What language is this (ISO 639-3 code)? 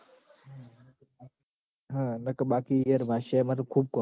guj